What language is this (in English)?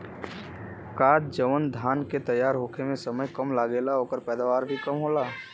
Bhojpuri